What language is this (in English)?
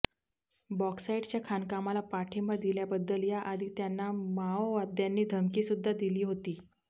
Marathi